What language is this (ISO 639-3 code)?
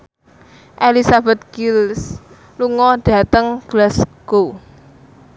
jav